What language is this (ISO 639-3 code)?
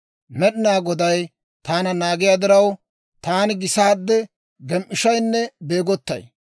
dwr